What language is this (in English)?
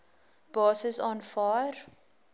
Afrikaans